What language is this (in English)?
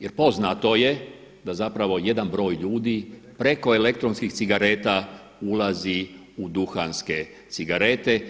Croatian